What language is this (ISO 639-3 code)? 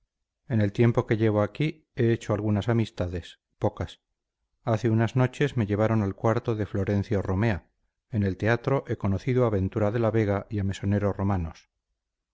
spa